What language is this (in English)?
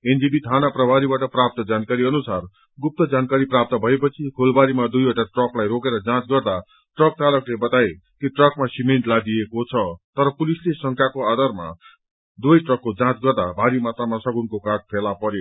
Nepali